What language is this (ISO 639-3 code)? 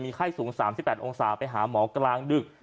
tha